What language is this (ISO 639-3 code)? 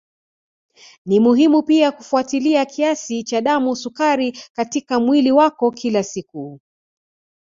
swa